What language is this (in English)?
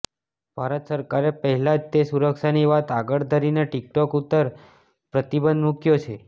Gujarati